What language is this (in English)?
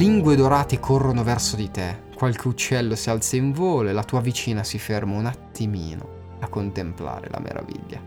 Italian